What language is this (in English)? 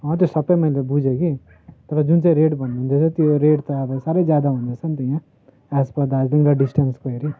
Nepali